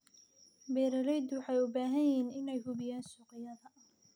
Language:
Somali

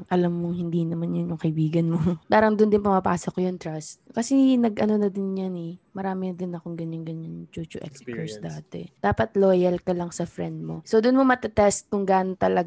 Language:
Filipino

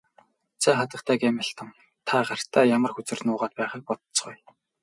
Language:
Mongolian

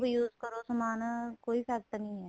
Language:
Punjabi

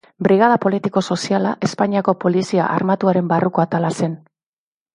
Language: Basque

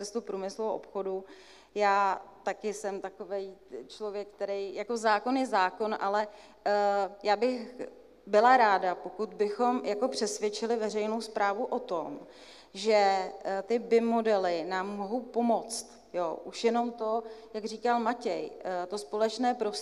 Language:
Czech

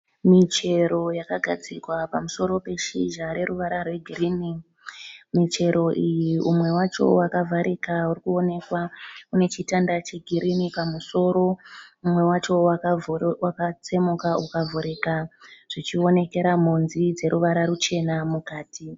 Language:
Shona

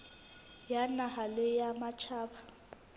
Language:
Southern Sotho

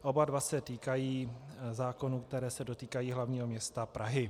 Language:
Czech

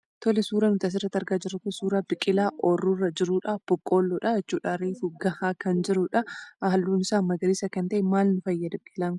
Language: Oromo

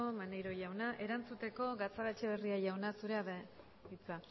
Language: Basque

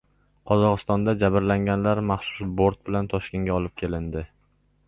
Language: Uzbek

